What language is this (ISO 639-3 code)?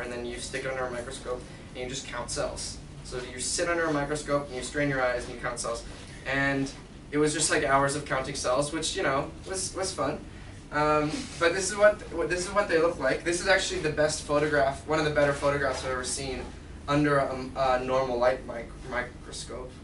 eng